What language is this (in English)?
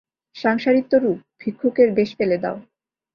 Bangla